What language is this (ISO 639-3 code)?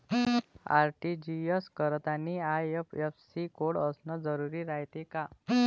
mar